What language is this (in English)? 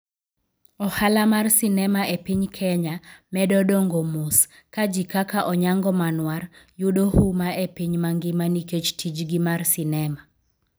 Luo (Kenya and Tanzania)